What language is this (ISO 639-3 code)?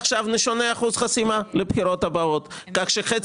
heb